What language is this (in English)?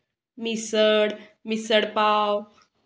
Marathi